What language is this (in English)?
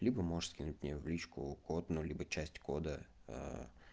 Russian